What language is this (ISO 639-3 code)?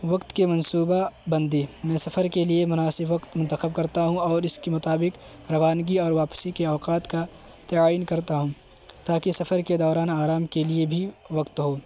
urd